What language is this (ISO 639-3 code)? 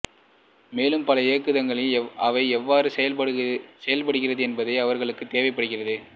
tam